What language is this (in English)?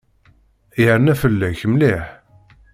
Kabyle